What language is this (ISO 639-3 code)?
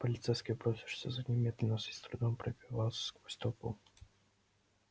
rus